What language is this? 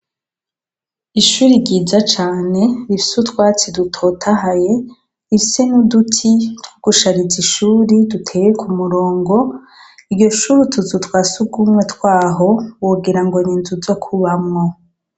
Rundi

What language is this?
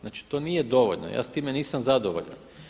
Croatian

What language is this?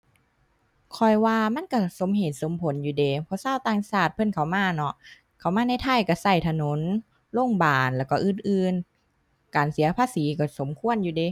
Thai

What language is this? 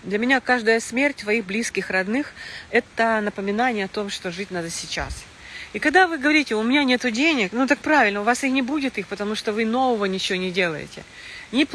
Russian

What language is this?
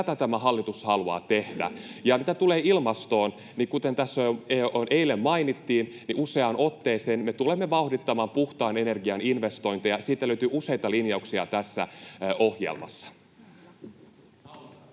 Finnish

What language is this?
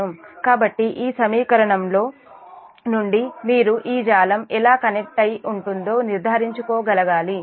Telugu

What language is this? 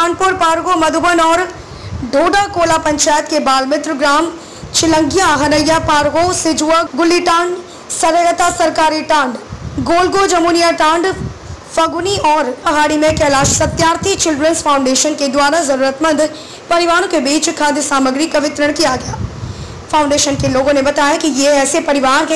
Hindi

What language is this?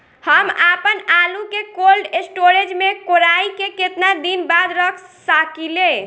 Bhojpuri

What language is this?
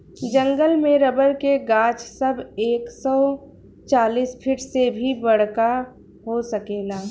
Bhojpuri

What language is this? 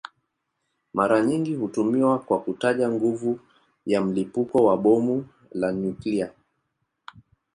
Swahili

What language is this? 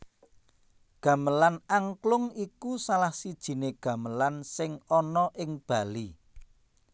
Javanese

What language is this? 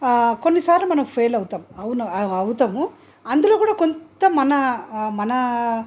Telugu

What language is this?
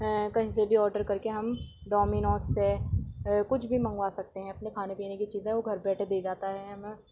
Urdu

